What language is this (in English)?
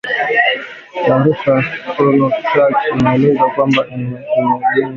Swahili